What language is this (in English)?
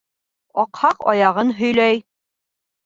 Bashkir